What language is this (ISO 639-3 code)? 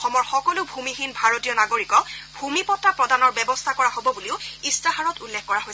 asm